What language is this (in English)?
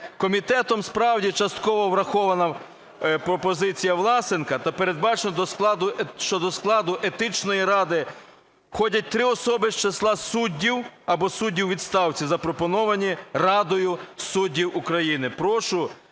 Ukrainian